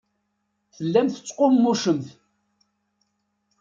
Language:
Kabyle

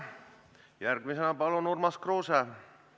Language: Estonian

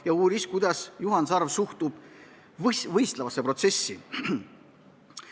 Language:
Estonian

